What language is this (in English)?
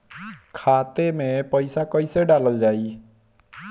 Bhojpuri